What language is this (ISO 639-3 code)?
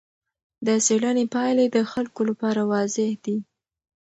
pus